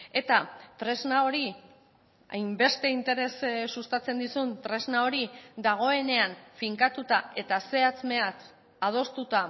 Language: Basque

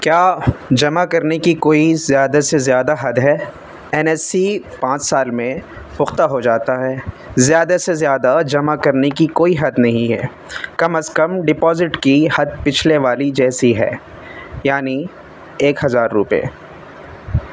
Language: Urdu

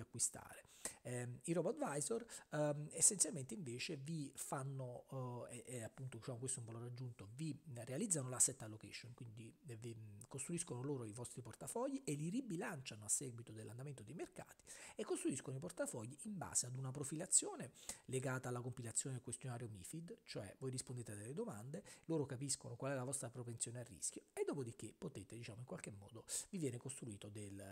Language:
Italian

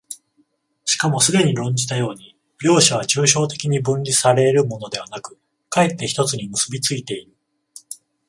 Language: Japanese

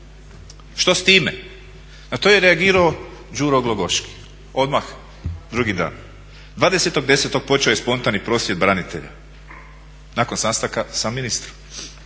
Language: Croatian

